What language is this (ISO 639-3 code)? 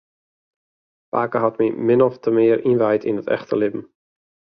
fry